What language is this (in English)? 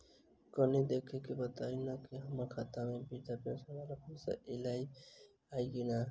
Maithili